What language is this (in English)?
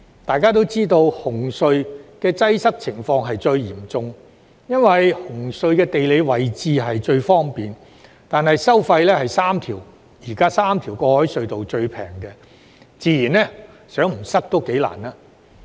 Cantonese